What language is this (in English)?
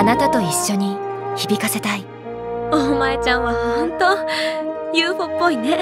Japanese